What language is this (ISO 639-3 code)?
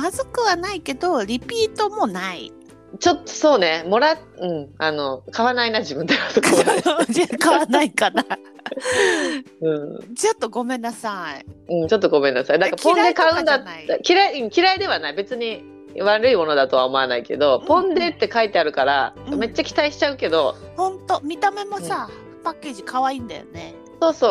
jpn